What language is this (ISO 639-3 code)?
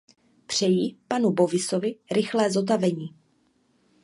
ces